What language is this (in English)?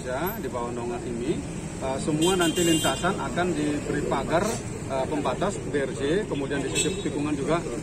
Indonesian